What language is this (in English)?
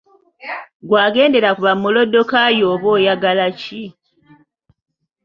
Ganda